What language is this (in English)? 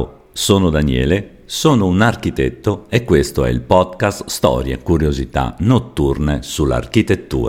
Italian